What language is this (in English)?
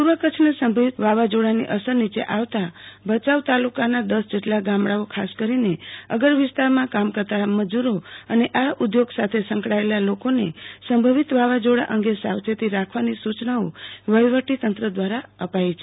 Gujarati